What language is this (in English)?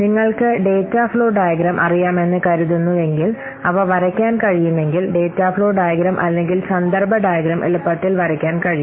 Malayalam